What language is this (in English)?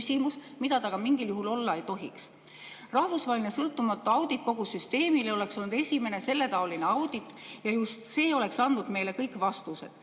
Estonian